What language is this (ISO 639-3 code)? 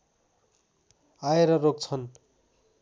nep